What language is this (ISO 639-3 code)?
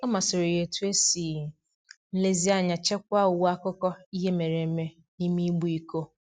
ibo